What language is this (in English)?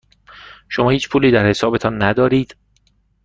Persian